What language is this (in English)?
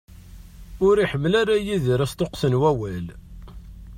Kabyle